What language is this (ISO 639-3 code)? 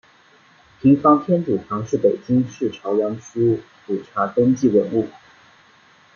zho